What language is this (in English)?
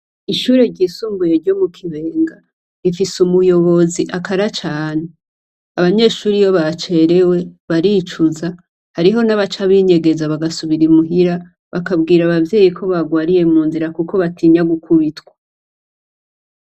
Rundi